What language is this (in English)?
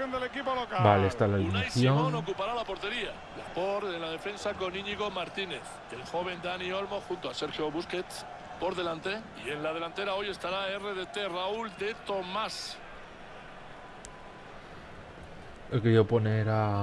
Spanish